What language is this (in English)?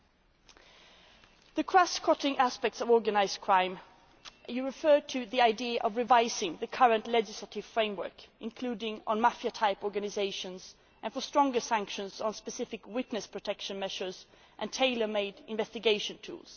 English